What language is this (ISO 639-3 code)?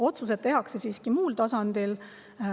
est